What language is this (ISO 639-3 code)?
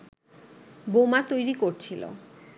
ben